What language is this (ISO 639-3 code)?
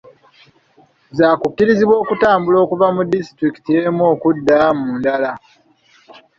lug